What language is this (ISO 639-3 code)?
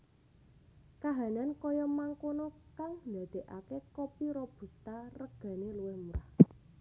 jav